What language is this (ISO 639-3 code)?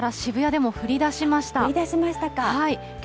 jpn